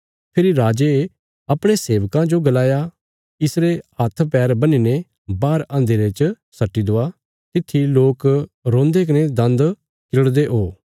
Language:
Bilaspuri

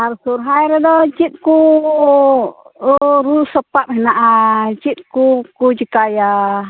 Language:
Santali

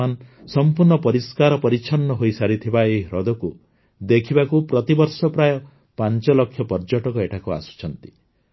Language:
Odia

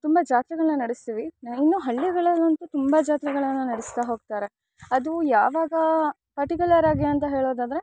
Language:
Kannada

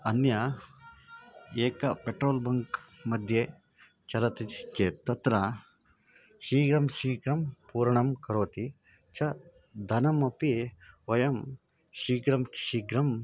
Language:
Sanskrit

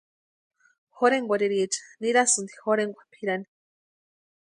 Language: Western Highland Purepecha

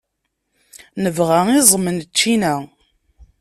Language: Kabyle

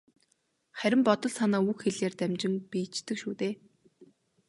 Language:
Mongolian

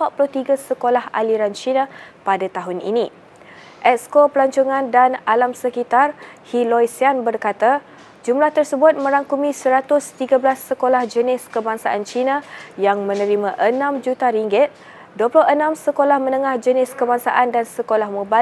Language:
Malay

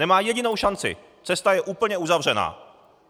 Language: Czech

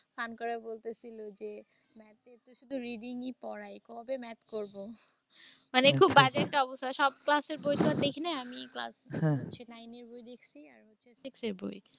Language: Bangla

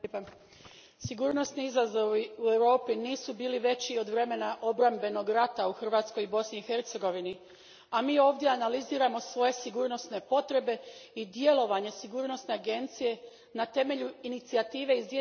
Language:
Croatian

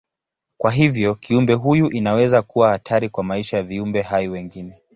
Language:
Swahili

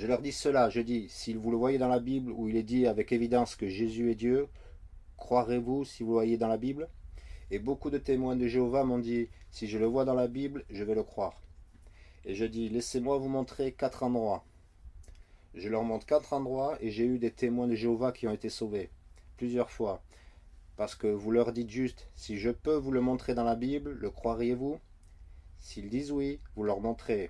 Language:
French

